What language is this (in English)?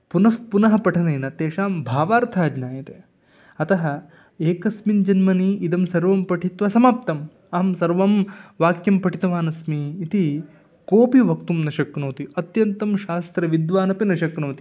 Sanskrit